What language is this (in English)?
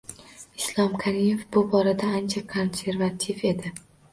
Uzbek